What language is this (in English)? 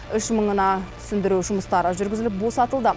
Kazakh